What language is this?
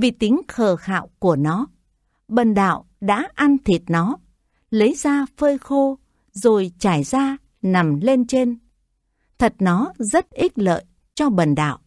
Vietnamese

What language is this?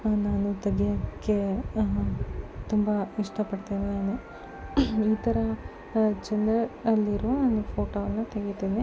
Kannada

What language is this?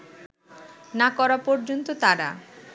Bangla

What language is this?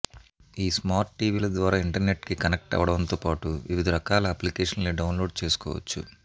Telugu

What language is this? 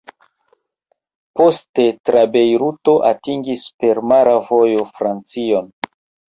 Esperanto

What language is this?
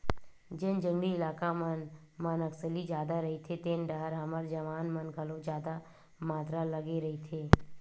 Chhattisgarhi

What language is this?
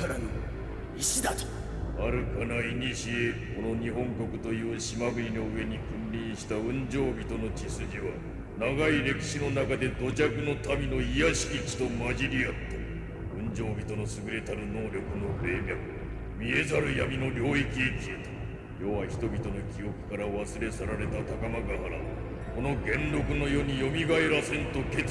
Japanese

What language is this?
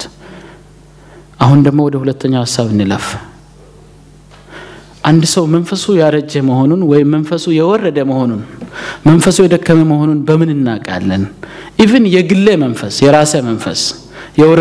Amharic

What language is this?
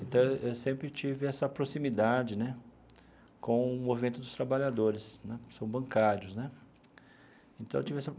Portuguese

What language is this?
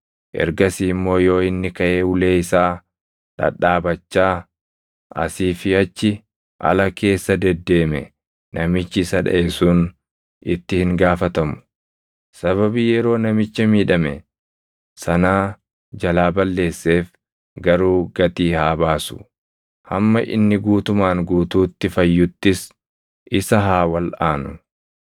Oromo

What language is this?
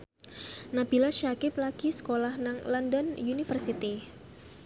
Javanese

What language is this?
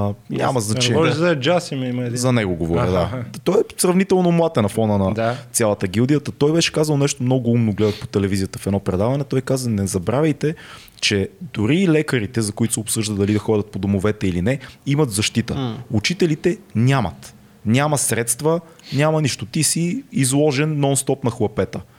Bulgarian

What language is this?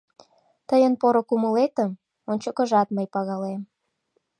Mari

